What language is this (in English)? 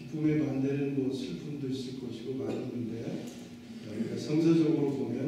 Korean